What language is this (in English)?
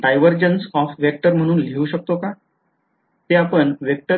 Marathi